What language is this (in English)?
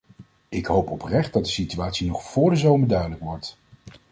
Dutch